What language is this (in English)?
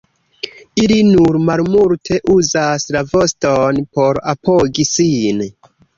Esperanto